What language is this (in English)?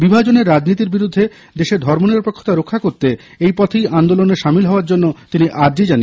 Bangla